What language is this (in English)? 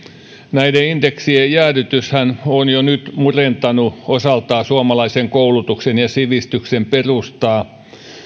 Finnish